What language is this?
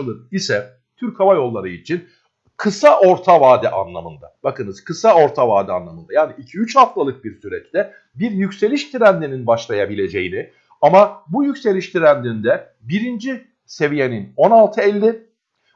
Turkish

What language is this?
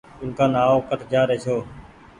Goaria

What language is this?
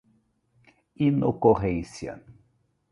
Portuguese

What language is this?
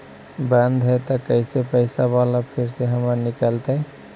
Magahi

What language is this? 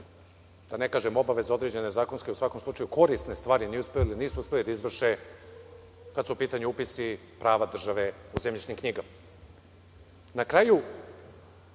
Serbian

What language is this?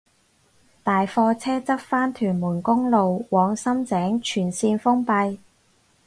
Cantonese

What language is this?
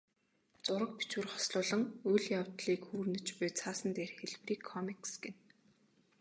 Mongolian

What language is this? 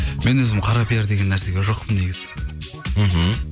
Kazakh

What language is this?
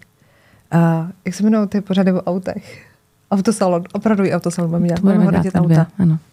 Czech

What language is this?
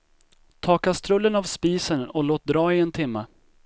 Swedish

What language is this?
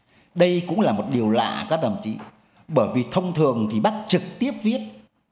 Vietnamese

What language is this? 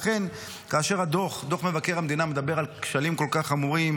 Hebrew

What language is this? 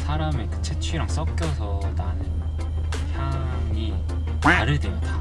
Korean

